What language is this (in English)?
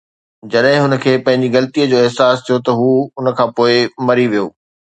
Sindhi